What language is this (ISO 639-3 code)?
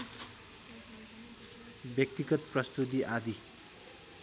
nep